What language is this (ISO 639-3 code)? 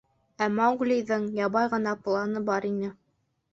bak